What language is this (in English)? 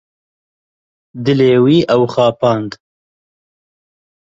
Kurdish